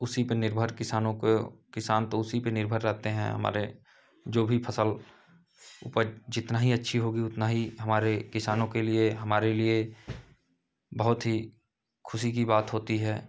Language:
Hindi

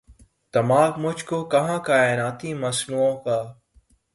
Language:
Urdu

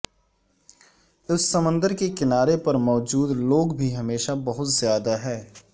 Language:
Urdu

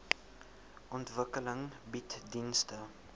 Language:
Afrikaans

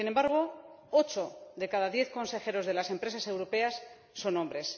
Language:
Spanish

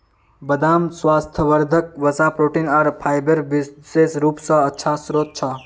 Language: Magahi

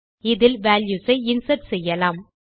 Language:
Tamil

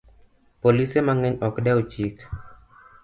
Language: Luo (Kenya and Tanzania)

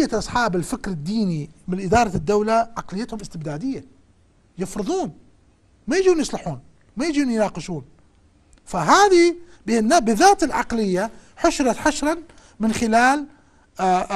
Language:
Arabic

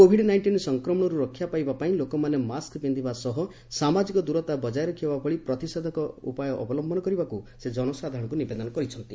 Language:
Odia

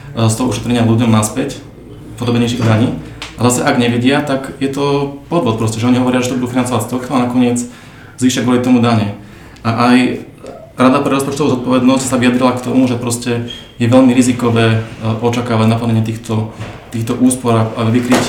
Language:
Slovak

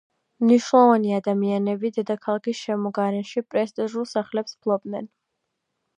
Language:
Georgian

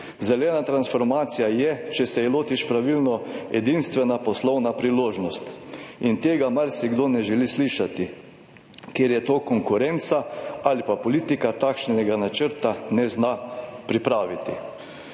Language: Slovenian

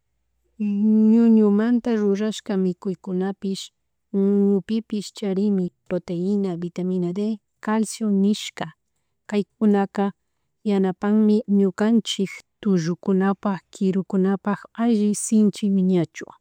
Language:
Chimborazo Highland Quichua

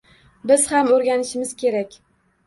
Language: Uzbek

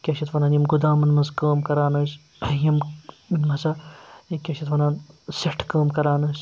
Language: Kashmiri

